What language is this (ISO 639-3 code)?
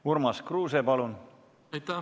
est